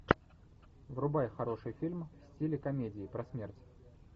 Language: Russian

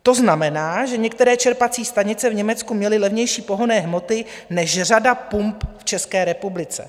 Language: Czech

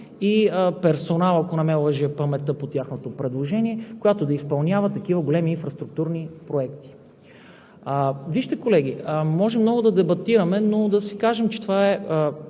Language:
Bulgarian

